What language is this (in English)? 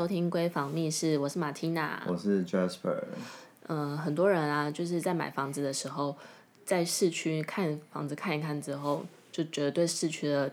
Chinese